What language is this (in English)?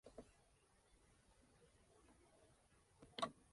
Spanish